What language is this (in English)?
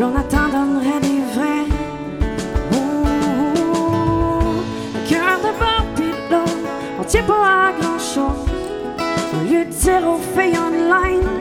French